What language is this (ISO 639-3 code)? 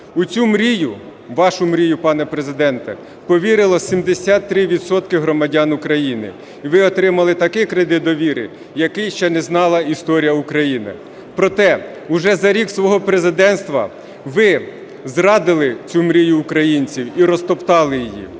ukr